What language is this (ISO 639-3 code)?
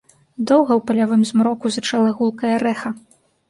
bel